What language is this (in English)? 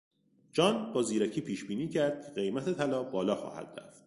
Persian